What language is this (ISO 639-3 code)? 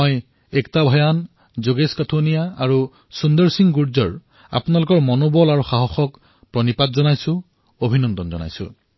asm